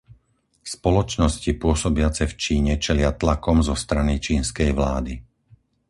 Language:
Slovak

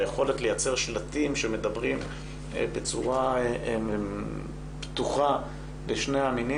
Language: Hebrew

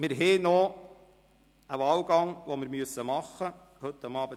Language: Swiss German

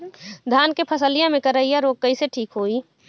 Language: Bhojpuri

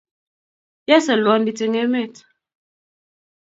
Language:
Kalenjin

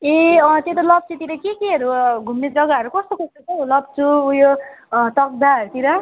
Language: Nepali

